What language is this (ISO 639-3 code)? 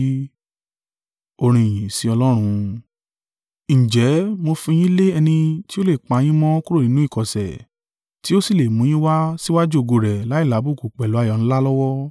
yor